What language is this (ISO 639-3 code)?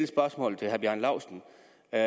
dan